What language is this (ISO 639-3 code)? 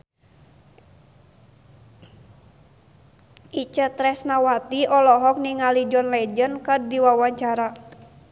sun